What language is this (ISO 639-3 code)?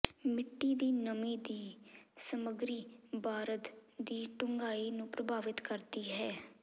pan